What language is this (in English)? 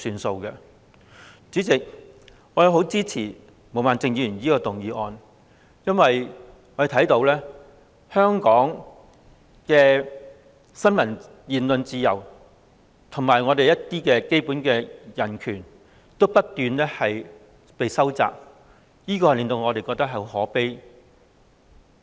Cantonese